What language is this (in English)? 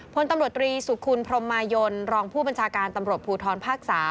Thai